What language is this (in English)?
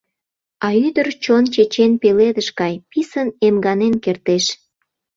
Mari